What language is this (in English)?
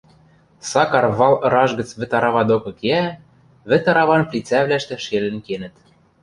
Western Mari